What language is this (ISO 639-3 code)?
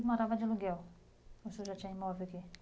por